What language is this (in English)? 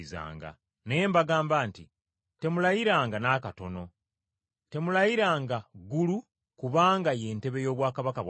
Ganda